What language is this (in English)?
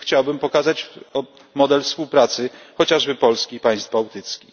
Polish